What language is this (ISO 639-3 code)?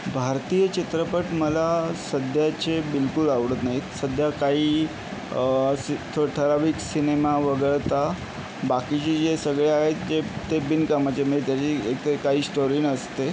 mar